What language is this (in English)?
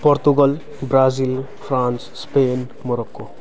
Nepali